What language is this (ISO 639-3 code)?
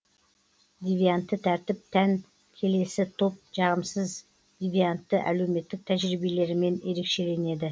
kaz